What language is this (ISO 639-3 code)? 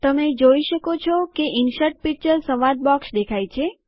guj